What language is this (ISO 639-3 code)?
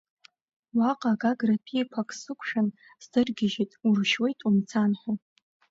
abk